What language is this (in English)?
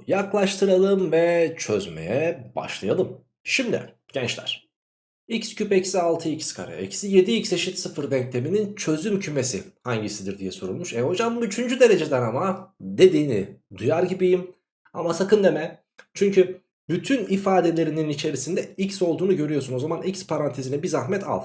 Turkish